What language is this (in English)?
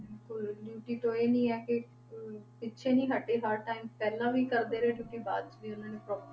Punjabi